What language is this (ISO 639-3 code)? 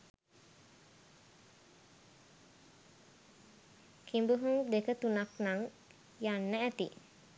sin